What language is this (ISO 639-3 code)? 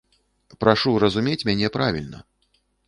bel